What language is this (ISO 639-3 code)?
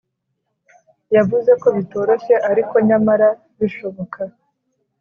kin